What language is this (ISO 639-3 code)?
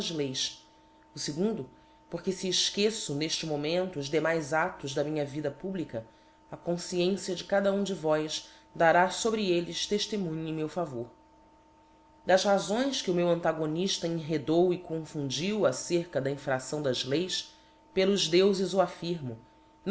por